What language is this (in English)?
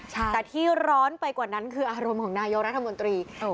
Thai